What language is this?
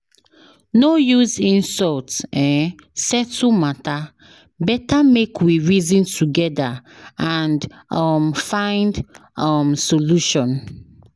Nigerian Pidgin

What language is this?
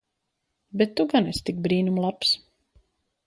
Latvian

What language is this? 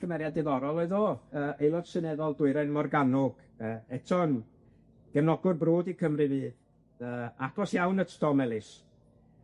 Welsh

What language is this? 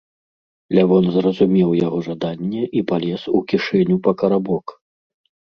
Belarusian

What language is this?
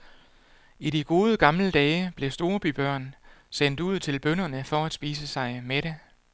Danish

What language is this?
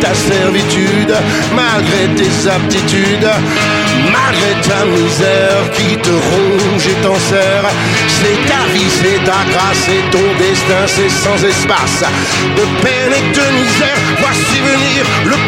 French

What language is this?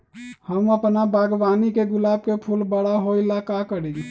Magahi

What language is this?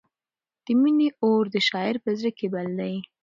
Pashto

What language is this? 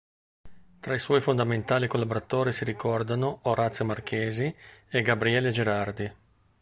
Italian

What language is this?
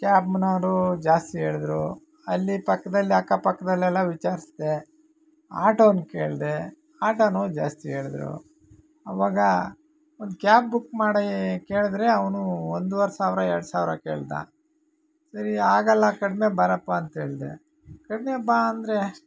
Kannada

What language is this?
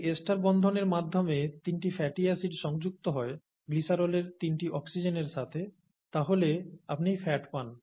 Bangla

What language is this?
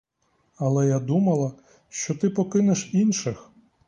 Ukrainian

